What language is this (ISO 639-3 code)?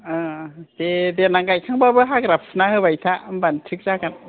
brx